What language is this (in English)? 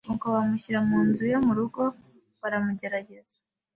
Kinyarwanda